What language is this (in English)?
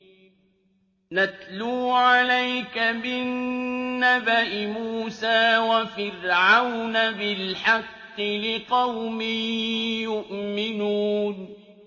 Arabic